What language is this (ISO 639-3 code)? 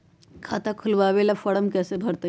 mag